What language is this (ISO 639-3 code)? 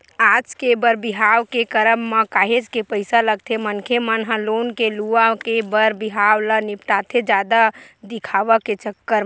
hne